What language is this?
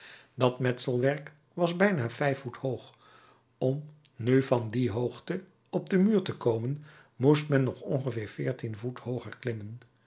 Dutch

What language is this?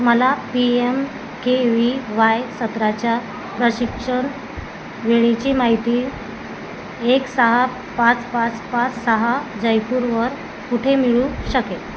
Marathi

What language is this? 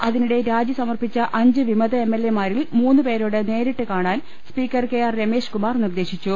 Malayalam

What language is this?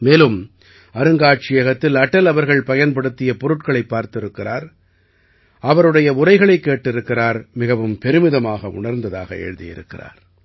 Tamil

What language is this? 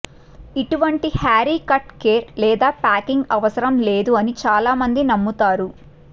Telugu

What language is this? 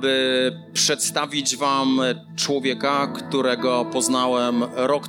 Polish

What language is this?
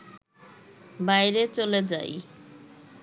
Bangla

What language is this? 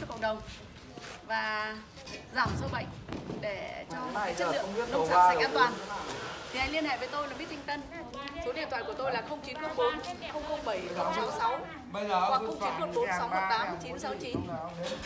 Vietnamese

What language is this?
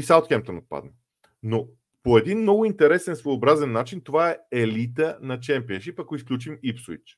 Bulgarian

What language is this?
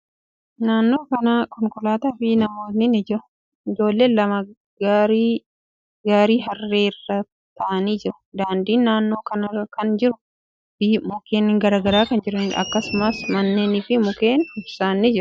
Oromo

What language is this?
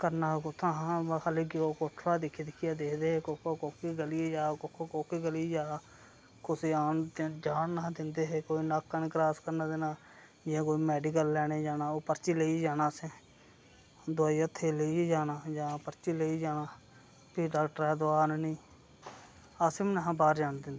Dogri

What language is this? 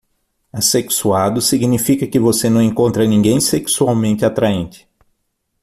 Portuguese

